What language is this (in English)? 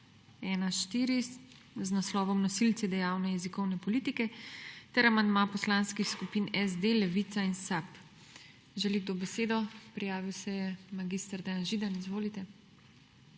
Slovenian